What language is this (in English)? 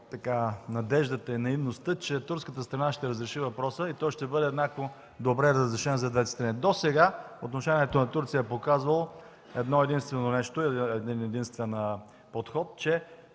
Bulgarian